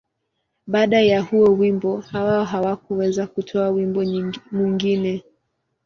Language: Swahili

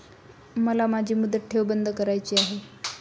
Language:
Marathi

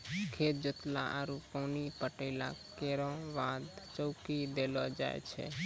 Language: Maithili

